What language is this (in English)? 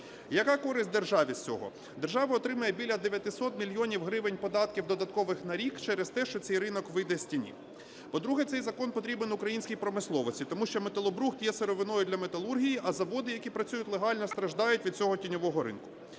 Ukrainian